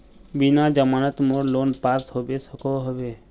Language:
Magahi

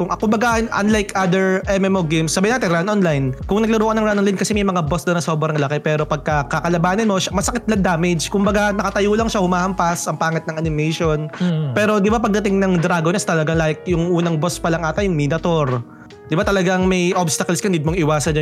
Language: Filipino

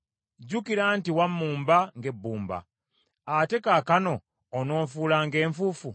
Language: Ganda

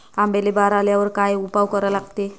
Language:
Marathi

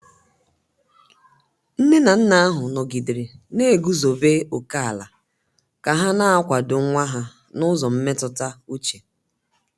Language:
Igbo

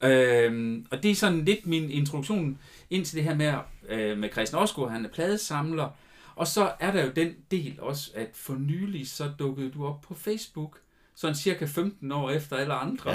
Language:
Danish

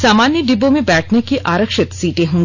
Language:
Hindi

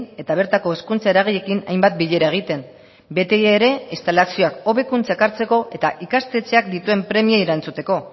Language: Basque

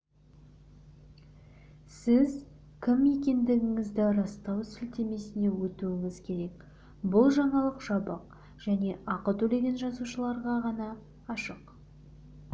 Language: Kazakh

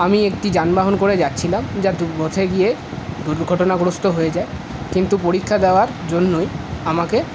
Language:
Bangla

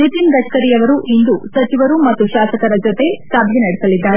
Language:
Kannada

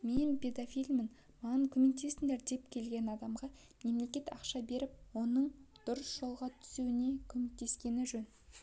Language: Kazakh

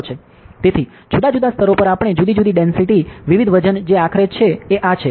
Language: Gujarati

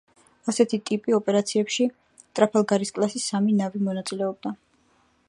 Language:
Georgian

